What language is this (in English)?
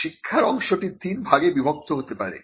Bangla